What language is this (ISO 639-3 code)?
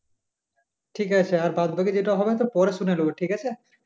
ben